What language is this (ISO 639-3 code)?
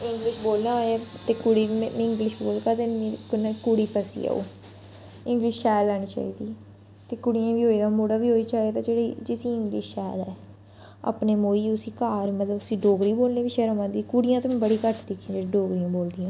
doi